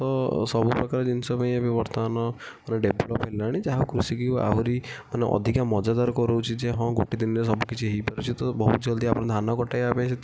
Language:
Odia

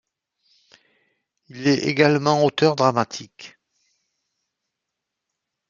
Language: French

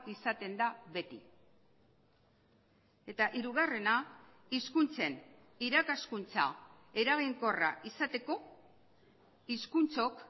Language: Basque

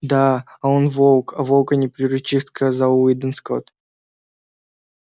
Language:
Russian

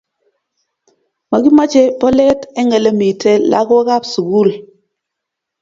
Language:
Kalenjin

